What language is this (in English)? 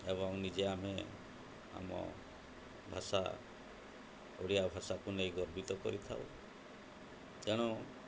Odia